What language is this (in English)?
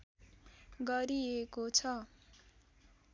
Nepali